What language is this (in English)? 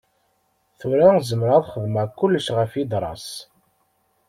Kabyle